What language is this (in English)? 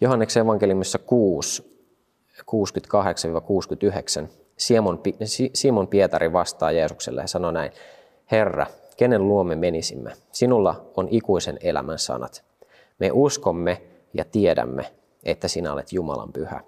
Finnish